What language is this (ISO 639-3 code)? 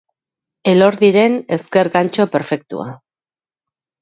eus